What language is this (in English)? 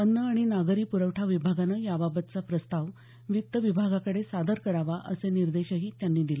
Marathi